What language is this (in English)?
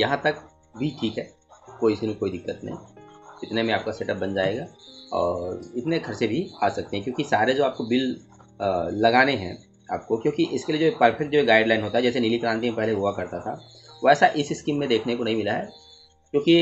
Hindi